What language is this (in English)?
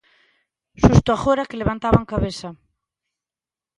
Galician